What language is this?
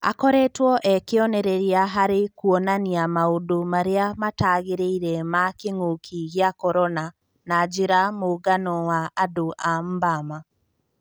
Kikuyu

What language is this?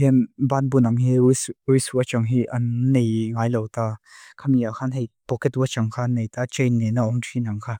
Mizo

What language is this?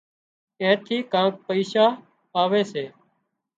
Wadiyara Koli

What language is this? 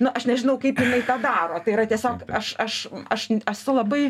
Lithuanian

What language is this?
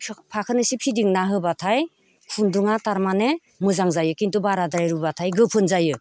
Bodo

